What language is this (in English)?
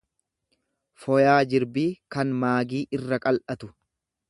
Oromo